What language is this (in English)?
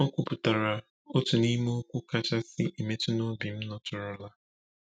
Igbo